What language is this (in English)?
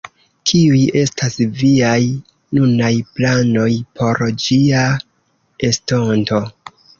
Esperanto